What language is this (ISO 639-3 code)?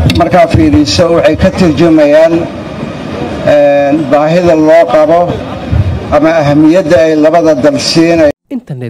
ara